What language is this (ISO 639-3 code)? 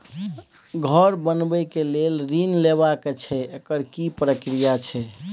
mai